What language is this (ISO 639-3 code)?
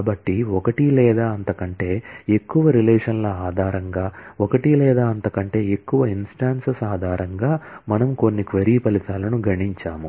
tel